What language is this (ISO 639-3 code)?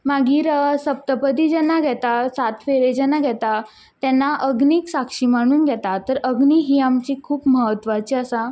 kok